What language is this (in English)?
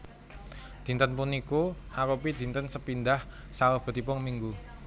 Javanese